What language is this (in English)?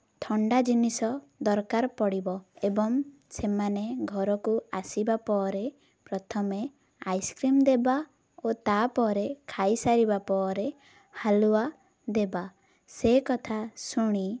Odia